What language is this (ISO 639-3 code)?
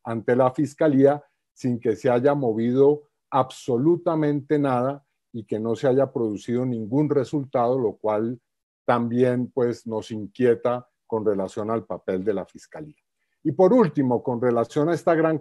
spa